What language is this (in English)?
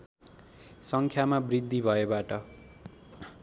Nepali